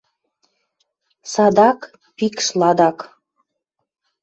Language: Western Mari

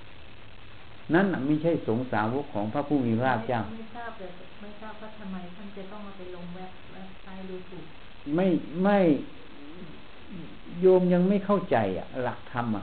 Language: Thai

